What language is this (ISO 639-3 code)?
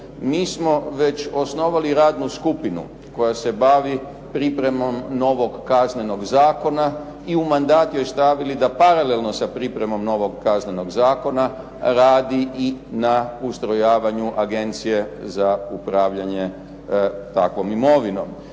hrv